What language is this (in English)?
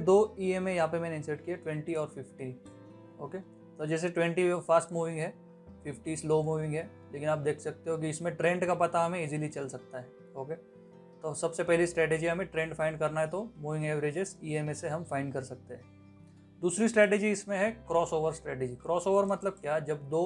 Hindi